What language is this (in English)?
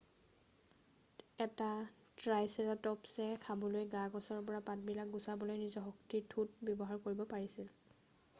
Assamese